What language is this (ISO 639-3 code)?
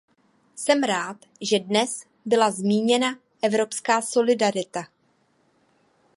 ces